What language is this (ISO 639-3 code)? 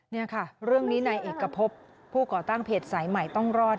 tha